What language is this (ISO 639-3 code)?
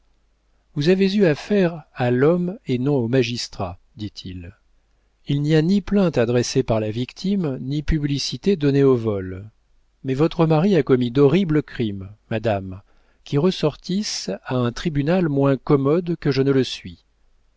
fra